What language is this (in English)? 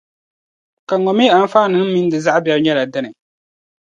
Dagbani